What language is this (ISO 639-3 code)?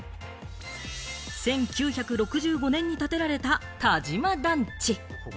jpn